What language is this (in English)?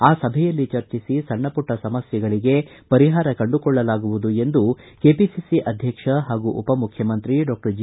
Kannada